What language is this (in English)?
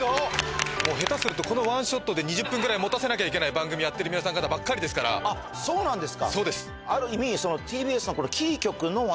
Japanese